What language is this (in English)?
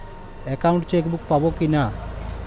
Bangla